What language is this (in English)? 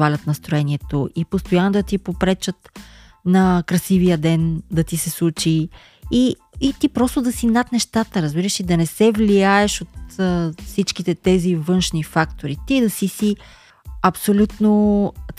Bulgarian